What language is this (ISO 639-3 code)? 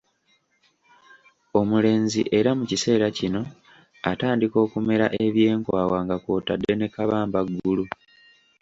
lug